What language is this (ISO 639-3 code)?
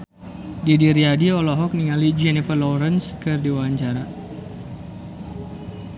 sun